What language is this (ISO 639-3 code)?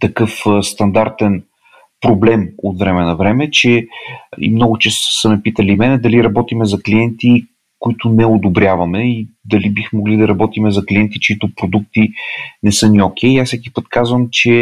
bul